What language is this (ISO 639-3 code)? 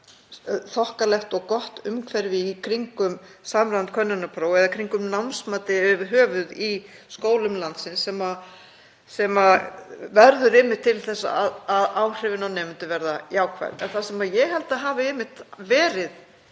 isl